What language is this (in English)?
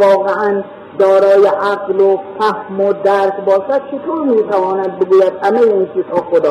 Persian